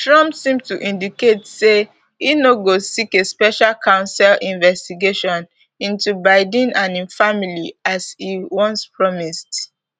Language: Nigerian Pidgin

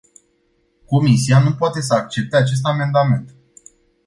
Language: Romanian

